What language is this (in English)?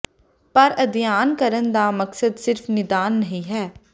Punjabi